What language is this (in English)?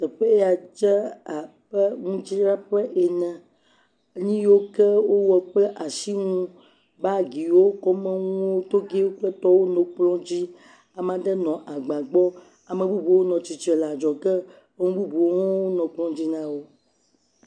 Ewe